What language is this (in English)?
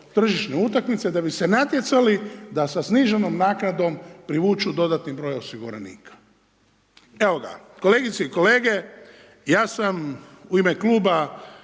Croatian